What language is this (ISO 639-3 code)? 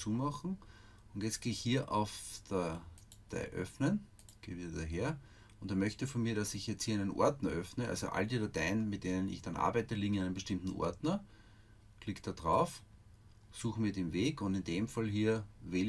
deu